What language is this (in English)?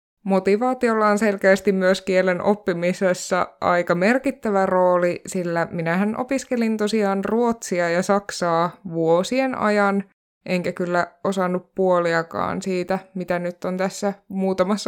Finnish